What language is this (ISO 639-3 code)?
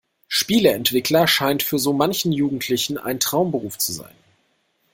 deu